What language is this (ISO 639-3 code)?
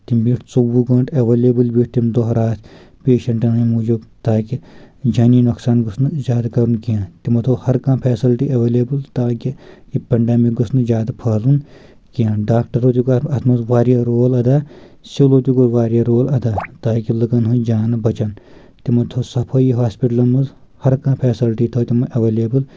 kas